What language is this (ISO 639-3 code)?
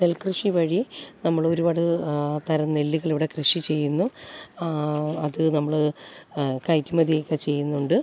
mal